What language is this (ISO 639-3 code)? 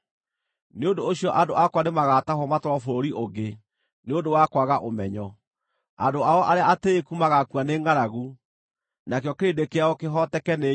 kik